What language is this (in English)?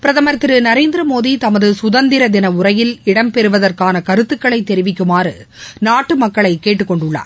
Tamil